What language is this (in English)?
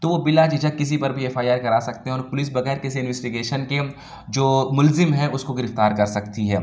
Urdu